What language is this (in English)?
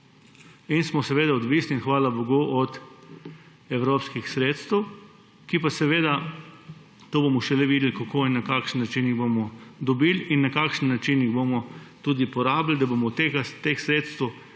Slovenian